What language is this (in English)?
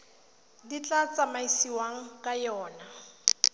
Tswana